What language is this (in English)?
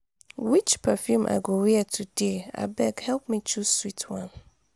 Nigerian Pidgin